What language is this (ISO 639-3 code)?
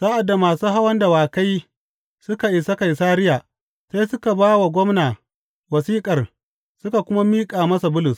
hau